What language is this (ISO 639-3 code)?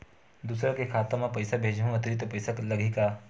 hne